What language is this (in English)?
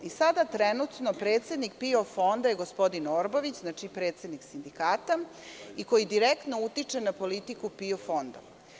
Serbian